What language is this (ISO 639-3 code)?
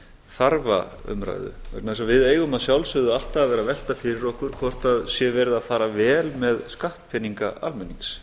isl